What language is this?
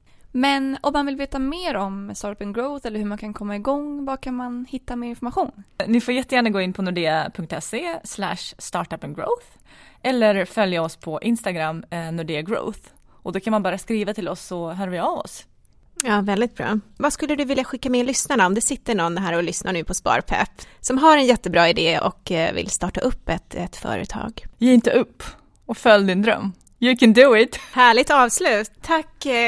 Swedish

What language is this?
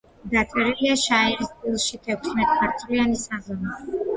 Georgian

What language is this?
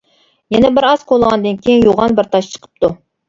Uyghur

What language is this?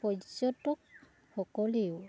Assamese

